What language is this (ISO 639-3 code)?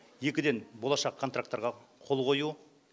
kaz